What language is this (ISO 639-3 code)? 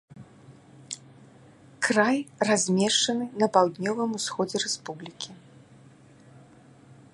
bel